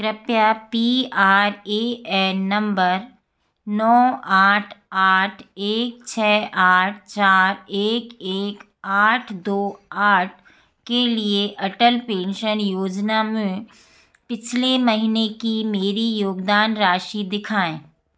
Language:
Hindi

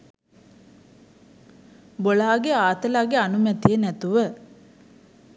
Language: Sinhala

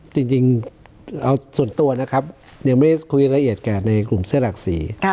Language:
Thai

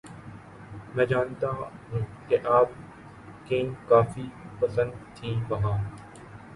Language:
Urdu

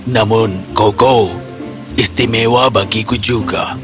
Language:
Indonesian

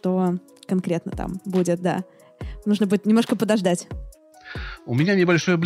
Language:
Russian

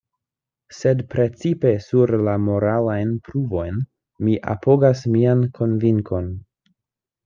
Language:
Esperanto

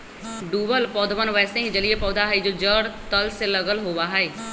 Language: Magahi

